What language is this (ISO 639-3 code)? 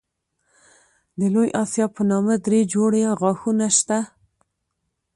pus